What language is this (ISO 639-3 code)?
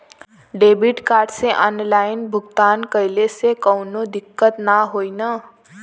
bho